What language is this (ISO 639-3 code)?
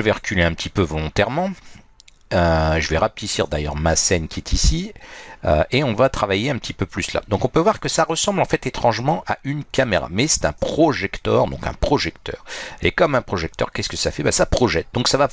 fra